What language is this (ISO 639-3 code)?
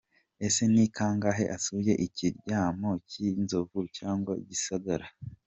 kin